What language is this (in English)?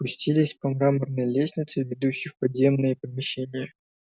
Russian